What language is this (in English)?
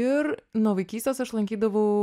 Lithuanian